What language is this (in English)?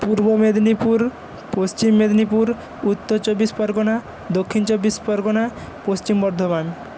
Bangla